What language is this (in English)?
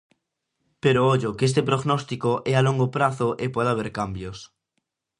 Galician